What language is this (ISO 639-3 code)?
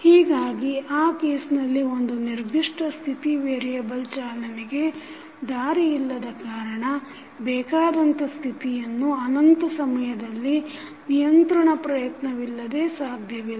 kan